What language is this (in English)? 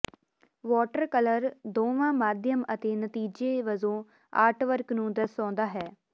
Punjabi